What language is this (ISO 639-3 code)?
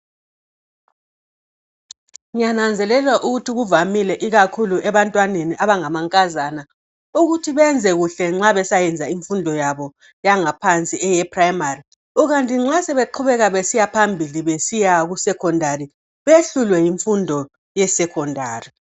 nde